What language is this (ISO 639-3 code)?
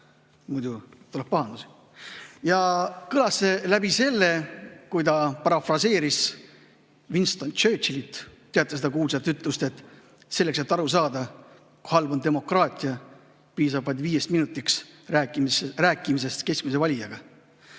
est